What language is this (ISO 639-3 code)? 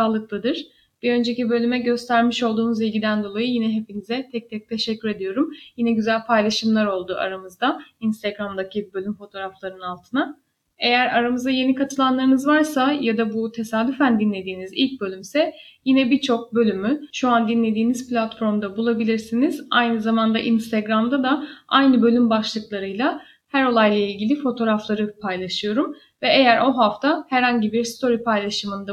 tur